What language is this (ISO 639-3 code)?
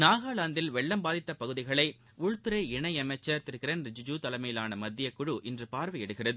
tam